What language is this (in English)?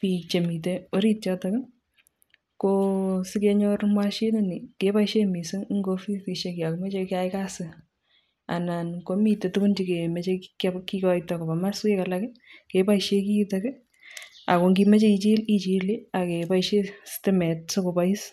Kalenjin